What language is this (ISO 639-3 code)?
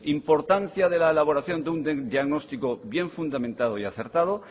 spa